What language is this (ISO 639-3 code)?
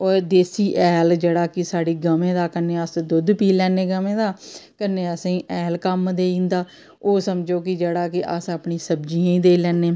doi